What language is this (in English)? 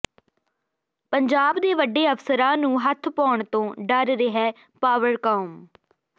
Punjabi